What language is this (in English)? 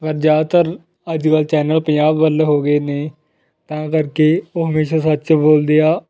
Punjabi